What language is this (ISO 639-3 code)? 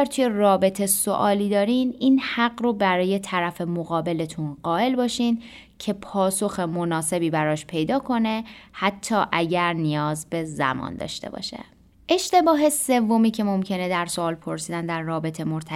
fas